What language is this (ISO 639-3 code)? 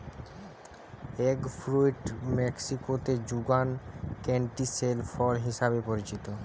ben